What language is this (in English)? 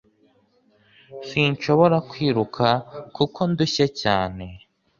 Kinyarwanda